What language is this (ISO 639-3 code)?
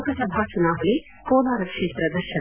kan